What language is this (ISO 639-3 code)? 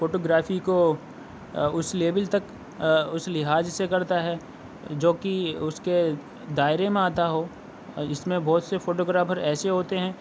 urd